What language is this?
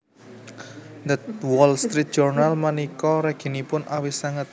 Javanese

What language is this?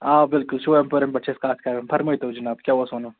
Kashmiri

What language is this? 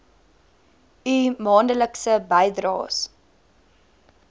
Afrikaans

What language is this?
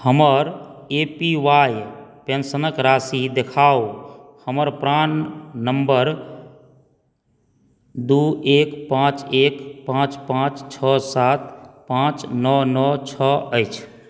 Maithili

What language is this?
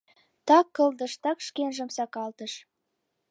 Mari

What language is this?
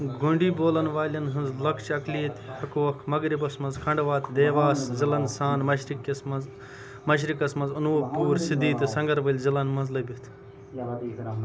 Kashmiri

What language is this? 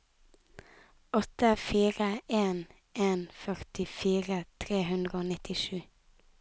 Norwegian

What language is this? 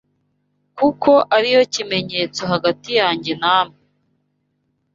Kinyarwanda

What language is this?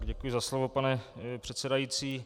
Czech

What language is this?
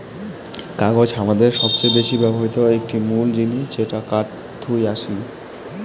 Bangla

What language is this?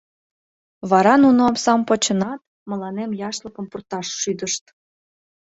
Mari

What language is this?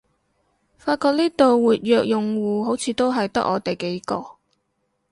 Cantonese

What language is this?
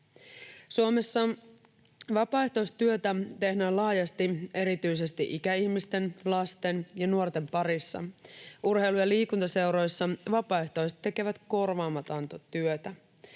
Finnish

